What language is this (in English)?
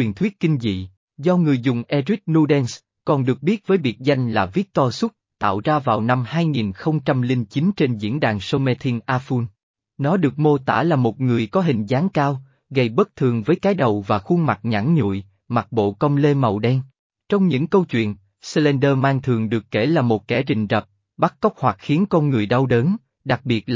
Vietnamese